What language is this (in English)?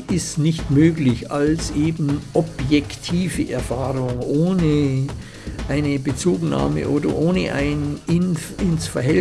German